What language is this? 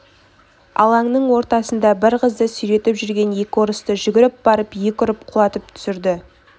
Kazakh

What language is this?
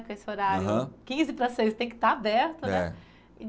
Portuguese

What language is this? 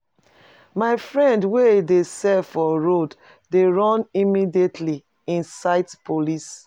Nigerian Pidgin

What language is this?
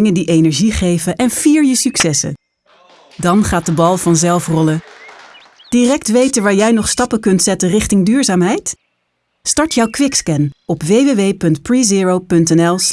Dutch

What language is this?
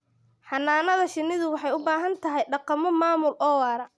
Somali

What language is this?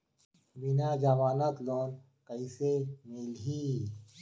Chhattisgarhi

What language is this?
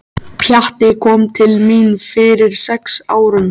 Icelandic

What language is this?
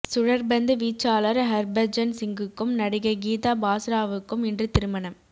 Tamil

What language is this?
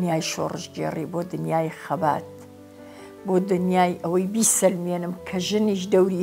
Arabic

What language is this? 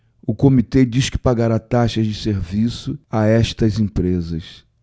Portuguese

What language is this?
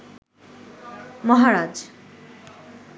Bangla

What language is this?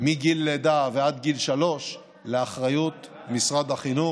Hebrew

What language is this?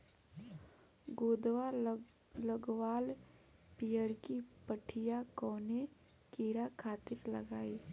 Bhojpuri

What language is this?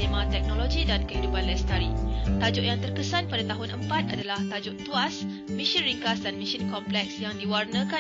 Malay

